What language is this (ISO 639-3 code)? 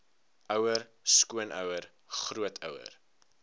afr